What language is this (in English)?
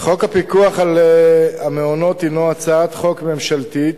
Hebrew